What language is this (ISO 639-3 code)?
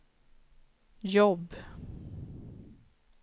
swe